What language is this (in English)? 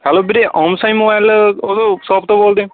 Punjabi